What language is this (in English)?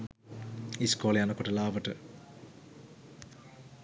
Sinhala